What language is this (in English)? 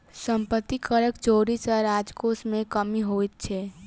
Maithili